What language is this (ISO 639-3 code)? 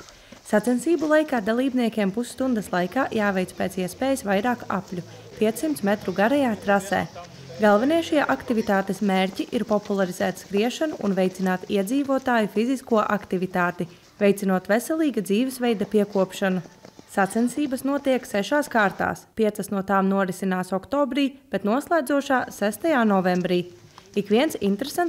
lav